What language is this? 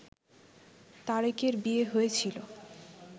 Bangla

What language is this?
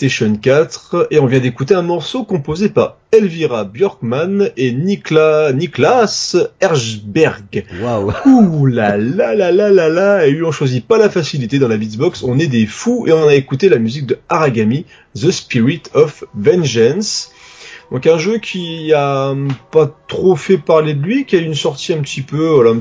French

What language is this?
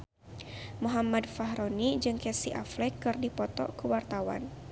Sundanese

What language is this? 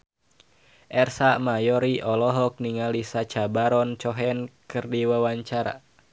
Sundanese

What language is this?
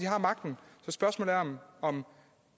Danish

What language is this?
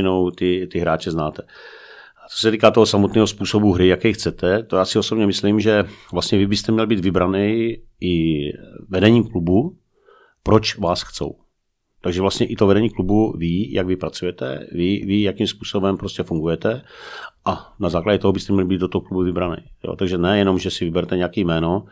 Czech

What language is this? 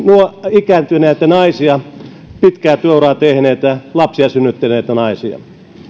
Finnish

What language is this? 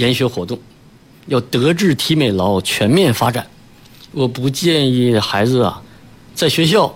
Chinese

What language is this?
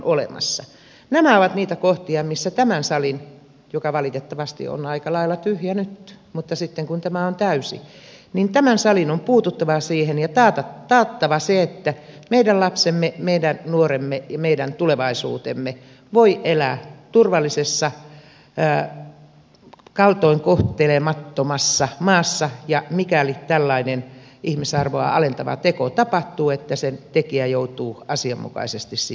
Finnish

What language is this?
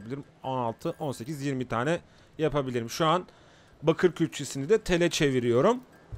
Turkish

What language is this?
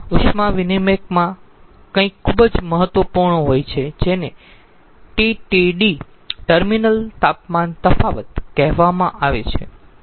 Gujarati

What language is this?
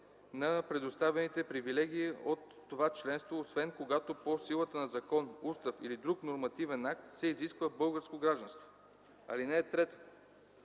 Bulgarian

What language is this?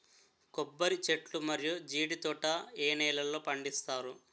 Telugu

